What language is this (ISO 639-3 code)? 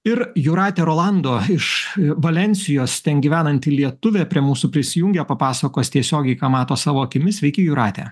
lit